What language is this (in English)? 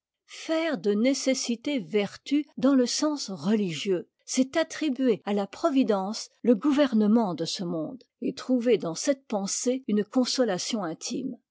French